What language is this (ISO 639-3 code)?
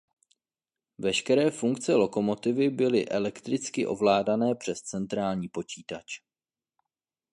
ces